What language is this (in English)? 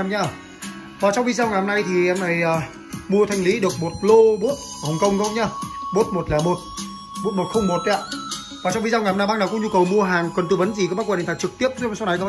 Vietnamese